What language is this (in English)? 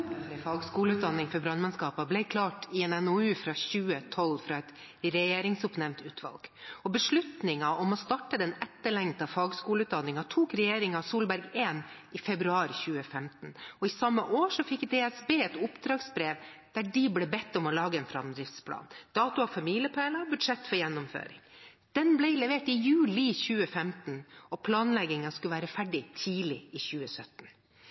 Norwegian Bokmål